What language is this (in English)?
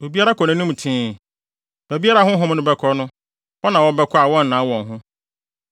Akan